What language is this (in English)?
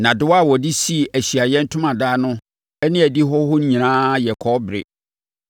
Akan